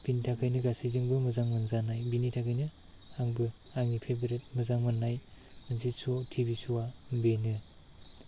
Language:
Bodo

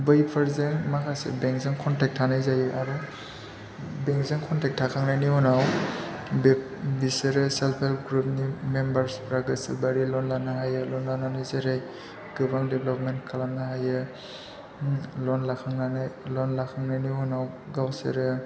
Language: Bodo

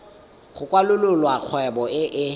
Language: Tswana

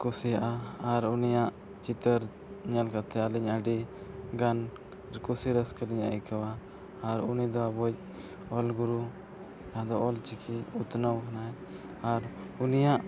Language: Santali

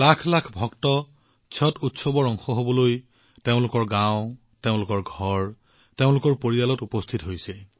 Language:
Assamese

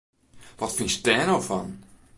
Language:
Western Frisian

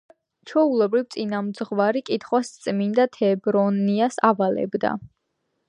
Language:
Georgian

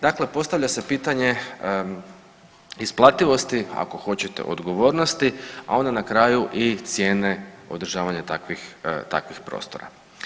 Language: Croatian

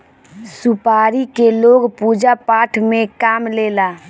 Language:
Bhojpuri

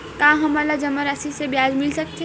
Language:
Chhattisgarhi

